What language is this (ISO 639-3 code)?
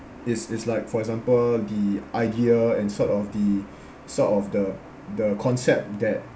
eng